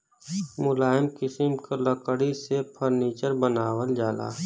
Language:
Bhojpuri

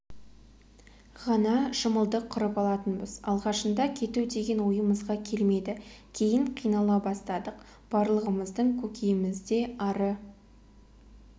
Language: Kazakh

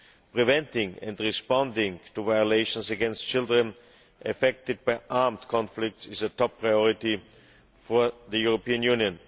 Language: English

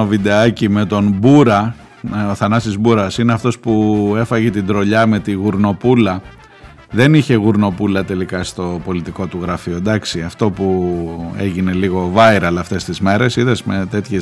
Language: Greek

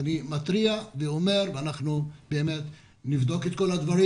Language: Hebrew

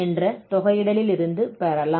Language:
Tamil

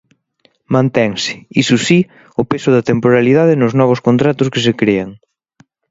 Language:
Galician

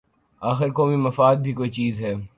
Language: Urdu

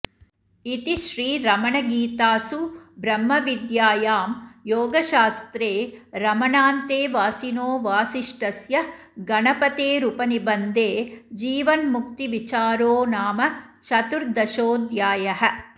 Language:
Sanskrit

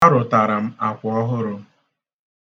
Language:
Igbo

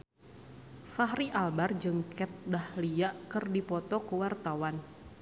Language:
Sundanese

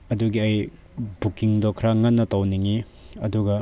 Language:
Manipuri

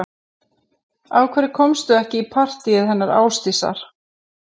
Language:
Icelandic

